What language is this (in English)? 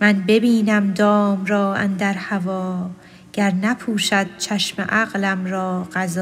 Persian